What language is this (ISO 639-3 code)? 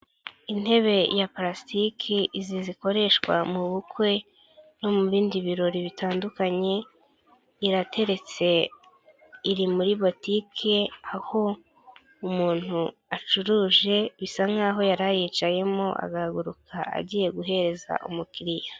kin